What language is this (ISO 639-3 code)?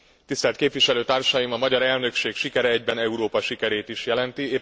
hun